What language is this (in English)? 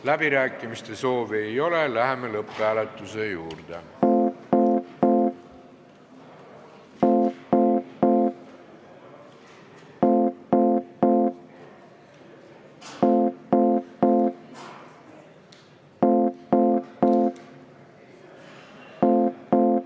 Estonian